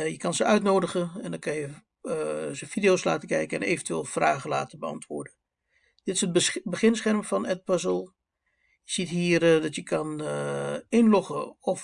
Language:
Dutch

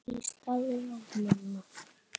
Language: Icelandic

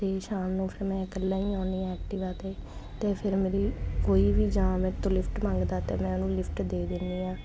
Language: Punjabi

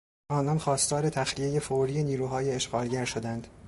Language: Persian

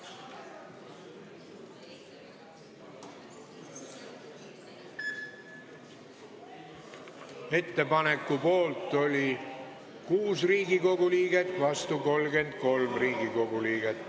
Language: Estonian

